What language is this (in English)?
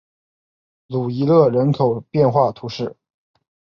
Chinese